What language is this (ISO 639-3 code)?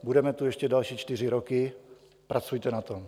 ces